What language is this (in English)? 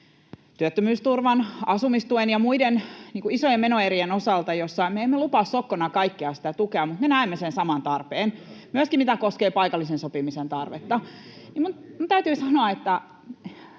Finnish